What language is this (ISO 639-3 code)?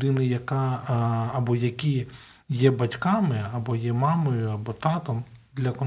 ukr